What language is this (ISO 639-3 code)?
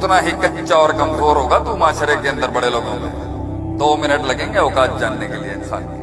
urd